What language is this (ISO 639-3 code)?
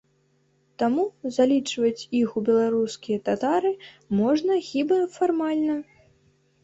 bel